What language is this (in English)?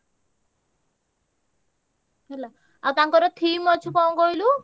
Odia